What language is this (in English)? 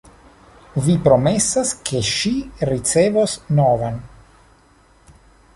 Esperanto